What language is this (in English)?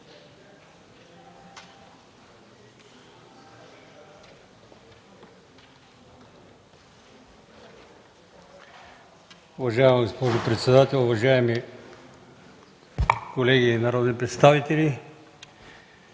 Bulgarian